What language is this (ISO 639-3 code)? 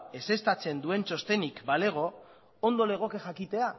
eus